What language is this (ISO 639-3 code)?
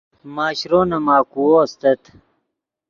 ydg